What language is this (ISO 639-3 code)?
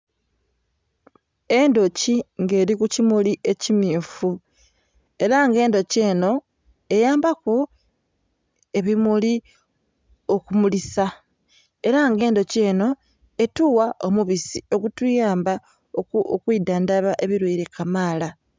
xog